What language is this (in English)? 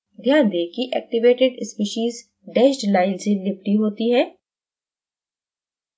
Hindi